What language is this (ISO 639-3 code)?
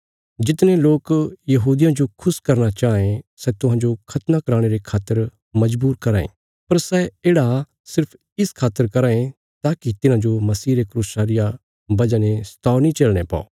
kfs